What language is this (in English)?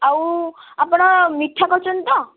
Odia